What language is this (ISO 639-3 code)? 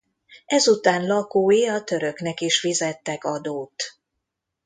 hun